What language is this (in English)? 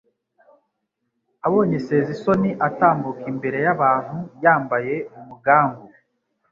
Kinyarwanda